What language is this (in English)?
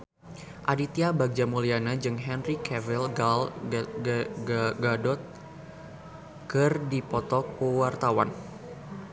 Sundanese